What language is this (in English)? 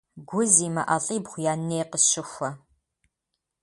Kabardian